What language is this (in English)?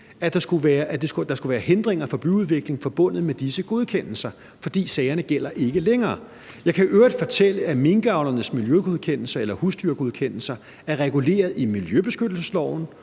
Danish